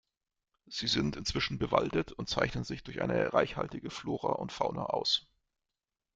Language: German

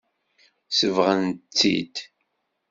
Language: Kabyle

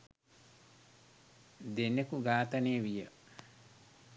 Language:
Sinhala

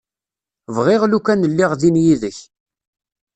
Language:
Kabyle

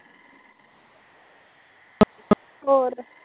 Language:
Punjabi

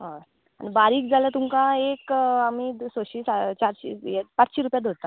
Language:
Konkani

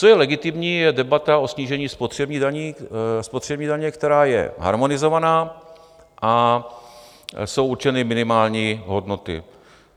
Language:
Czech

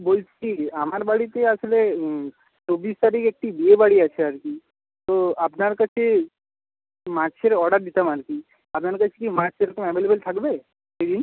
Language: Bangla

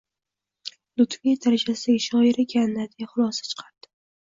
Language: Uzbek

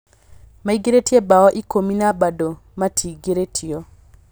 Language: Kikuyu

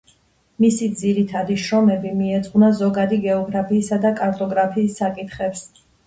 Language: Georgian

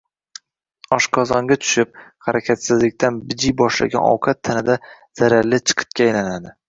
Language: Uzbek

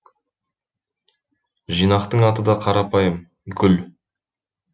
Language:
Kazakh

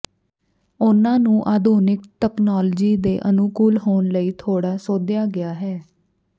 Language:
Punjabi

